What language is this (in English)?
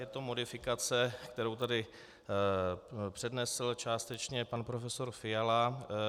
Czech